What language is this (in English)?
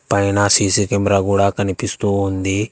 Telugu